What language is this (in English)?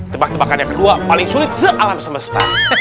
Indonesian